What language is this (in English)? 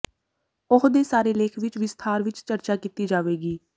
Punjabi